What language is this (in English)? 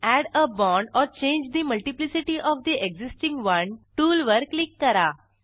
Marathi